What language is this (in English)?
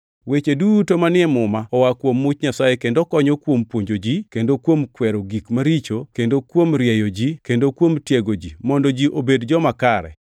Luo (Kenya and Tanzania)